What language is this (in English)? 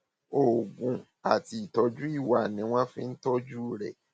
Yoruba